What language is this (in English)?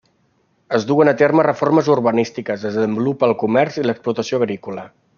Catalan